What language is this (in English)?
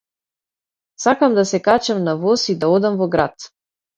Macedonian